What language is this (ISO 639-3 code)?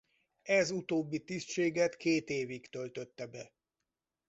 hun